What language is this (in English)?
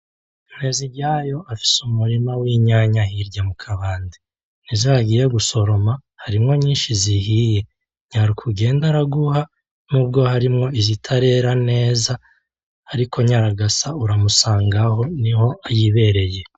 Rundi